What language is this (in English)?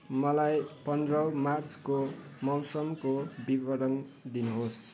Nepali